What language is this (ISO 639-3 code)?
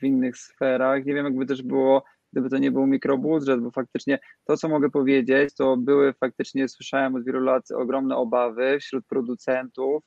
pol